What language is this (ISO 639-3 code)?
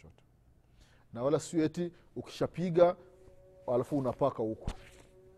swa